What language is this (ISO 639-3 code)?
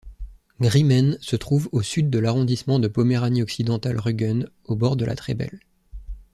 fra